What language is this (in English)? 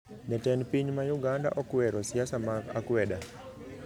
Luo (Kenya and Tanzania)